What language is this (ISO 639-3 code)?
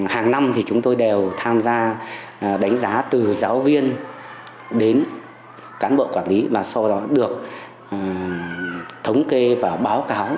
vie